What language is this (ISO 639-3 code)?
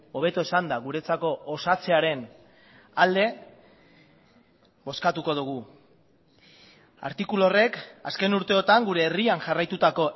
eus